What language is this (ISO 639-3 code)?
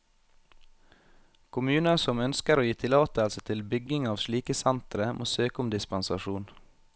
nor